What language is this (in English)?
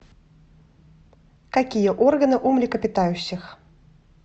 Russian